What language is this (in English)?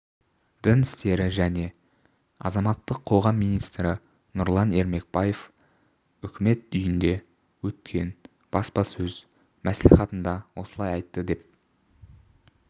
Kazakh